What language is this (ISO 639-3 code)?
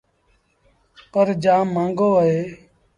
sbn